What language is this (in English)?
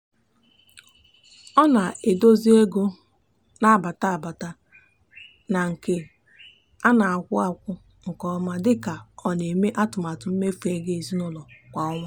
Igbo